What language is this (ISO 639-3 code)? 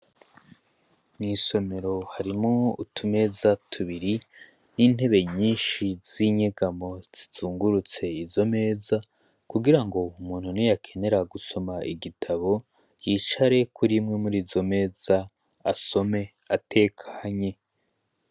run